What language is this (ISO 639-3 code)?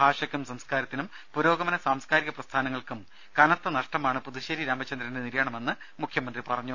mal